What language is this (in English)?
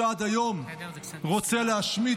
Hebrew